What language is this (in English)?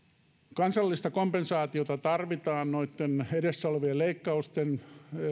Finnish